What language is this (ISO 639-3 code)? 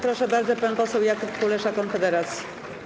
pol